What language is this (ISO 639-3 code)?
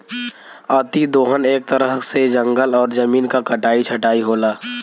bho